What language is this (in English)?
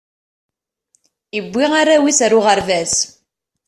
Kabyle